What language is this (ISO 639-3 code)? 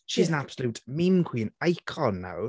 cym